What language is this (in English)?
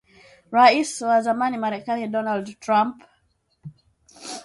Swahili